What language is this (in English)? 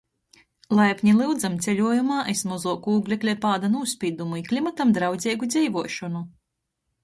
Latgalian